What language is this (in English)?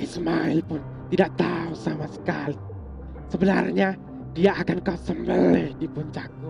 Indonesian